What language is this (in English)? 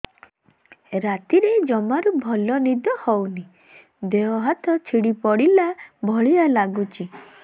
Odia